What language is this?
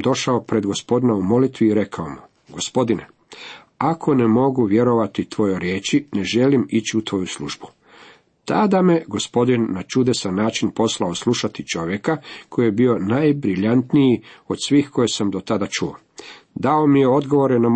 Croatian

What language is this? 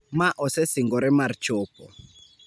Luo (Kenya and Tanzania)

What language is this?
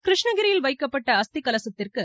Tamil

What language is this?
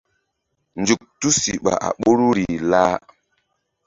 Mbum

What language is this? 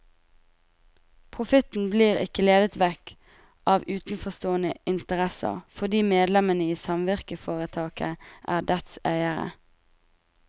Norwegian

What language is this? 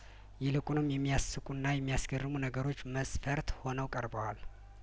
Amharic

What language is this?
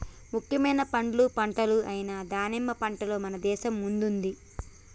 Telugu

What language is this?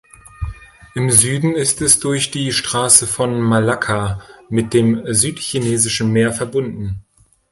German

